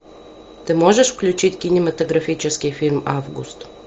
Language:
Russian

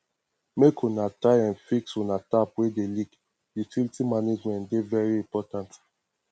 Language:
Nigerian Pidgin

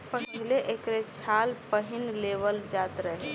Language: Bhojpuri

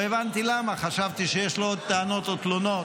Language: Hebrew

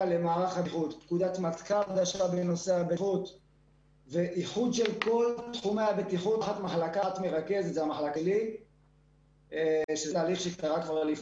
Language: Hebrew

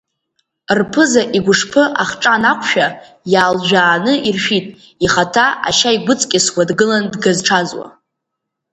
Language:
Abkhazian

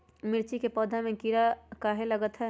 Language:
Magahi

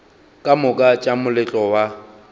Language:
Northern Sotho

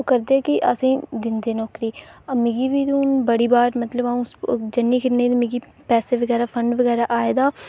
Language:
Dogri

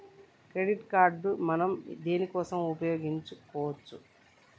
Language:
Telugu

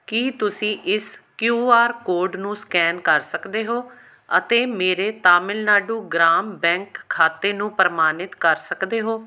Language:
Punjabi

